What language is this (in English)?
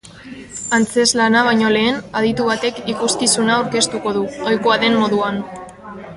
Basque